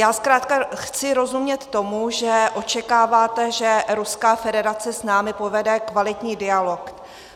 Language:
Czech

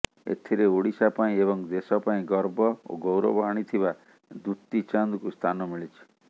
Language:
Odia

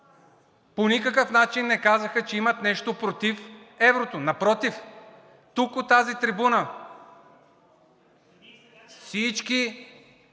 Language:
Bulgarian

